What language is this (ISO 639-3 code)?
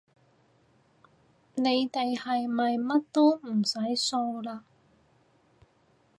yue